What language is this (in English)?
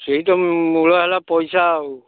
Odia